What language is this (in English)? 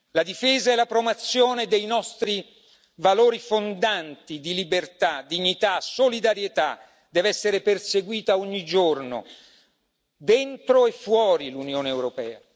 Italian